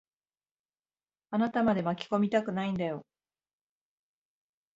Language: Japanese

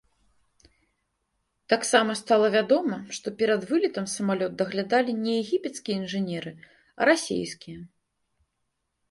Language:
Belarusian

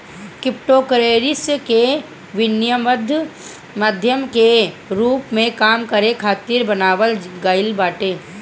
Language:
Bhojpuri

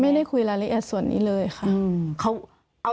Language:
Thai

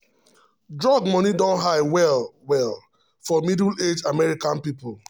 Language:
Nigerian Pidgin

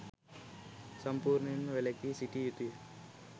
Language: Sinhala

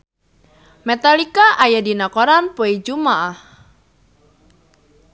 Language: Sundanese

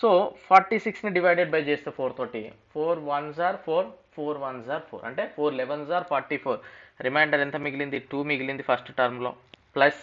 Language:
Telugu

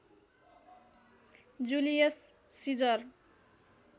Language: Nepali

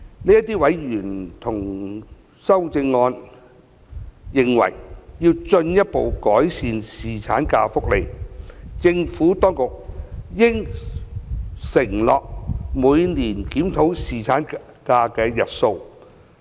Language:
Cantonese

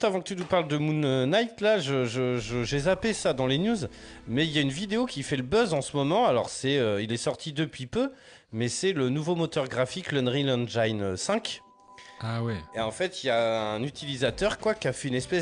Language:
French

